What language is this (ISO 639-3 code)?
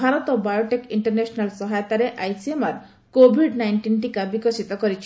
ori